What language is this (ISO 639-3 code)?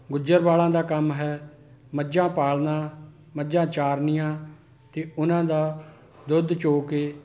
pan